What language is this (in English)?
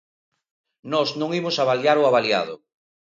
Galician